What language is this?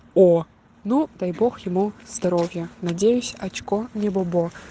Russian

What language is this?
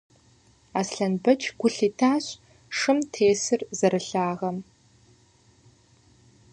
Kabardian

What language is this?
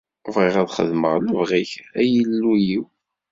Kabyle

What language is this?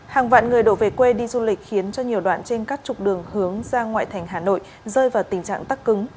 Vietnamese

